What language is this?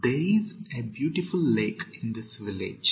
Kannada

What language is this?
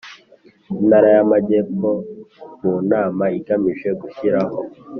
Kinyarwanda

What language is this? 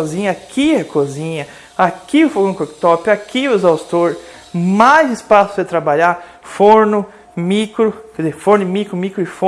Portuguese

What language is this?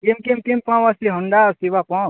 Sanskrit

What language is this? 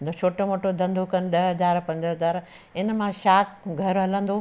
Sindhi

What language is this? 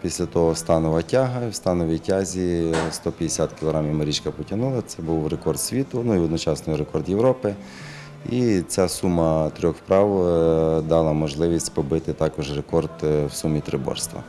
Ukrainian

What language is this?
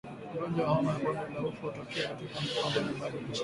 Swahili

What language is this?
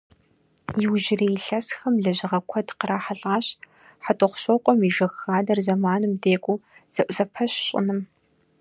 Kabardian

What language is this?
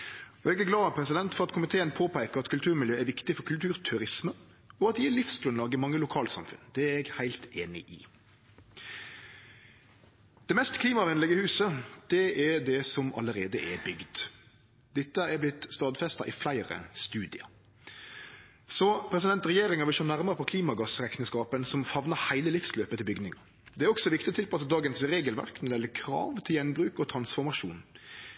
Norwegian Nynorsk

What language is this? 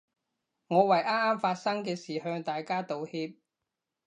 Cantonese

